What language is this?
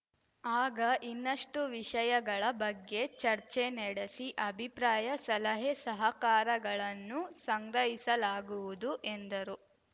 Kannada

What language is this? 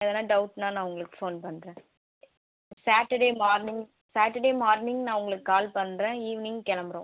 Tamil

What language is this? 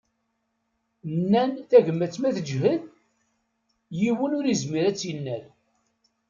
Kabyle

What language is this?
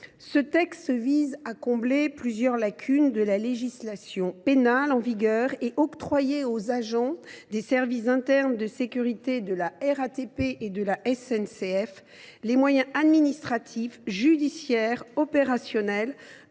French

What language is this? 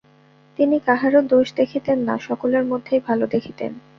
Bangla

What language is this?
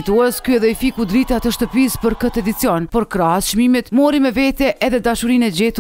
Romanian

